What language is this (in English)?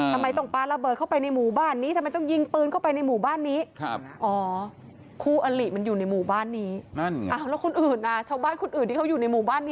Thai